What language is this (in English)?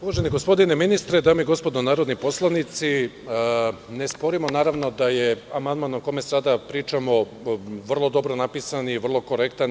Serbian